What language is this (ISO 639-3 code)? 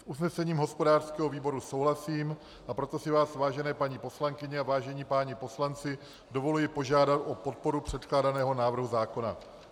ces